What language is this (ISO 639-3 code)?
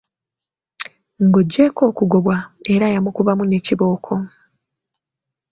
lug